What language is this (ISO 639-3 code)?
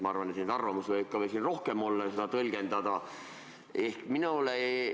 est